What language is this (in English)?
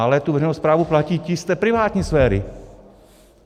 Czech